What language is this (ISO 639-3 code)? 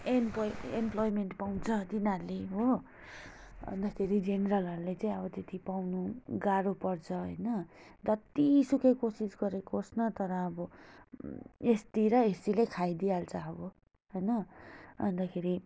nep